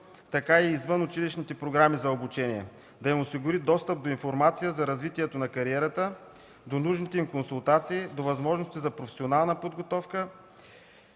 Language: Bulgarian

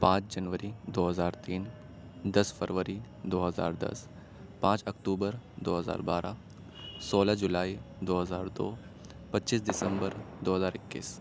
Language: Urdu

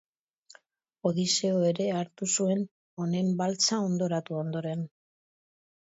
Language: Basque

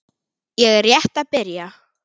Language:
Icelandic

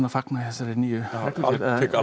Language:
Icelandic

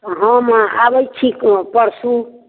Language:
Maithili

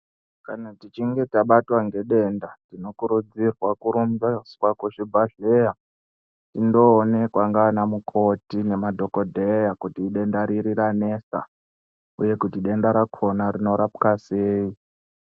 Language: Ndau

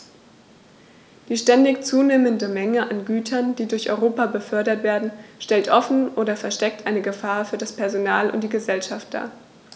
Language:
German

